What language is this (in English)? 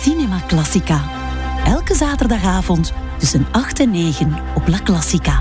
Dutch